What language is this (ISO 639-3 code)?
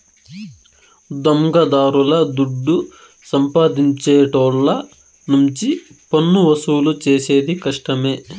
tel